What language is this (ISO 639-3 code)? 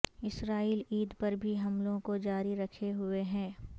urd